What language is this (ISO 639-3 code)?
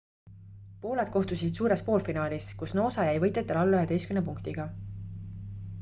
est